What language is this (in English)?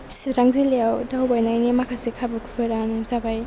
Bodo